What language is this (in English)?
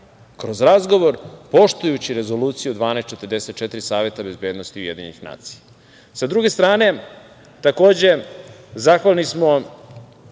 Serbian